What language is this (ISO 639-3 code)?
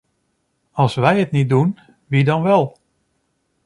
nld